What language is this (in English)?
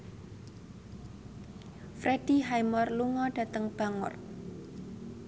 Javanese